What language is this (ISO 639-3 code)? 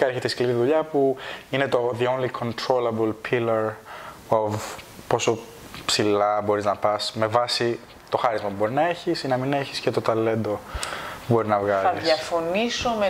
ell